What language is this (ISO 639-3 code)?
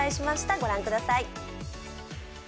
jpn